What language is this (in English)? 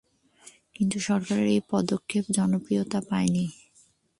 Bangla